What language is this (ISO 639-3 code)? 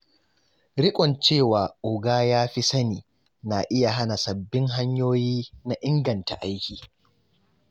hau